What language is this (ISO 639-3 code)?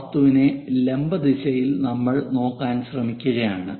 mal